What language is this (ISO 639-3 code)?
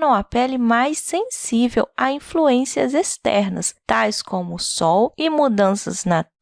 por